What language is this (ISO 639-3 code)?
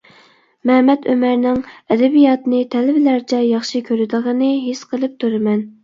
uig